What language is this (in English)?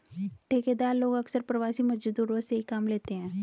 Hindi